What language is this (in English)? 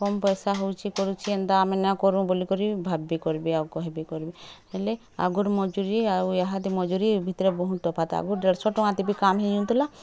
Odia